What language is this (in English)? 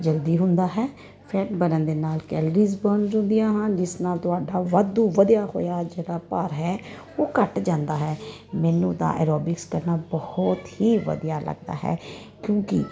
Punjabi